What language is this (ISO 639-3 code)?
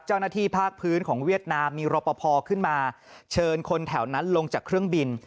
tha